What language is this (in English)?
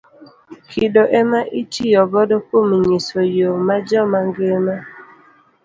Luo (Kenya and Tanzania)